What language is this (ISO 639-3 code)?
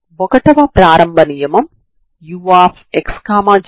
tel